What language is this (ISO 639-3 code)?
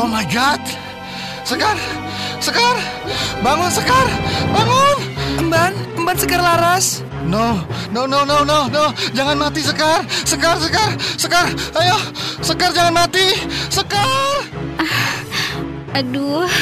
ind